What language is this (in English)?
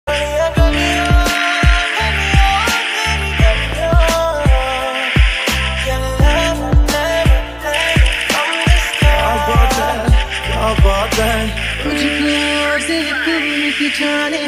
Arabic